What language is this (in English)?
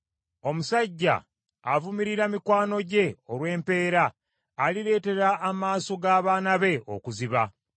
Ganda